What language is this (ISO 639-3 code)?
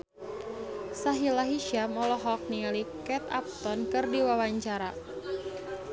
sun